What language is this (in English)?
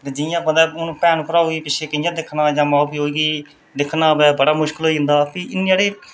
Dogri